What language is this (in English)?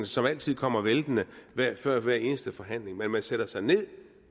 Danish